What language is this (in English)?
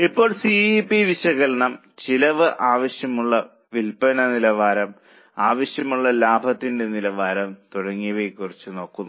Malayalam